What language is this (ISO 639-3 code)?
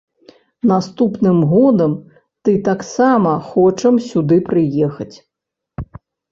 bel